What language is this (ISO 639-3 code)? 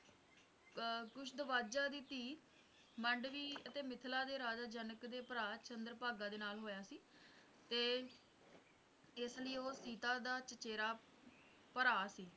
pan